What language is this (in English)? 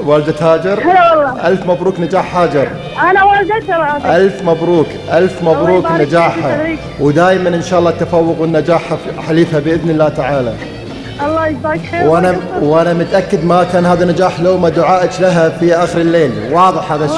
Arabic